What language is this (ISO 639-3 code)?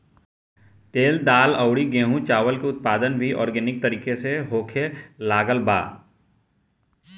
bho